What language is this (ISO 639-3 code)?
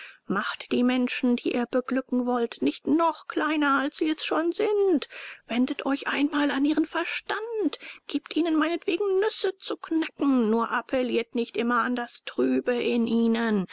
deu